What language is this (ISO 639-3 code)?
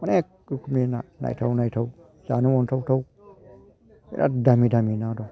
brx